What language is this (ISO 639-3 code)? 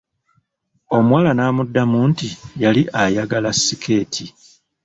lug